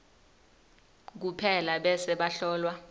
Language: Swati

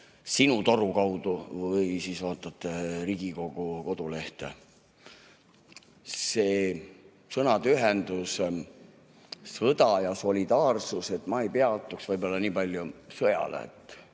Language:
Estonian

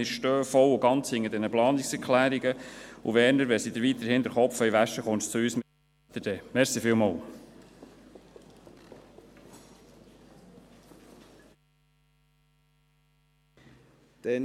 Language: Swiss German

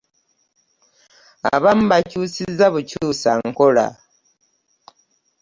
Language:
Ganda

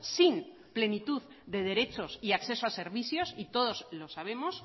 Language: Spanish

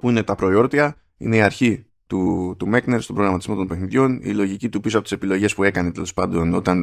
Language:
Greek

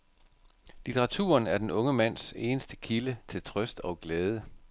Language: Danish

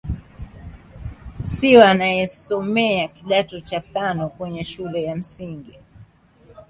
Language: Swahili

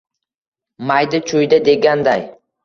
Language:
Uzbek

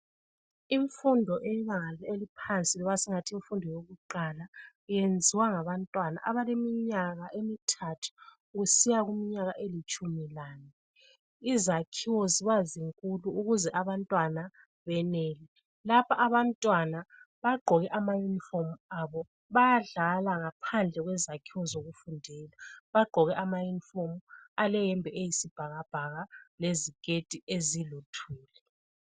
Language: North Ndebele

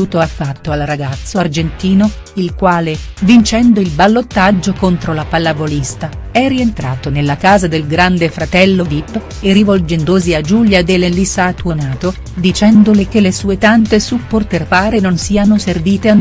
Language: Italian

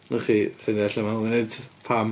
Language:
Welsh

